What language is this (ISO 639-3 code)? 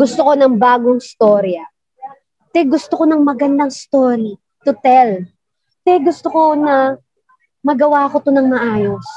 fil